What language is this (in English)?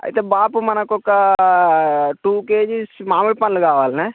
Telugu